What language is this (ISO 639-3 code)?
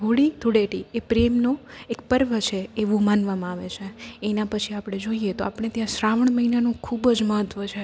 guj